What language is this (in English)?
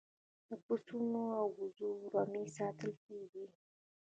Pashto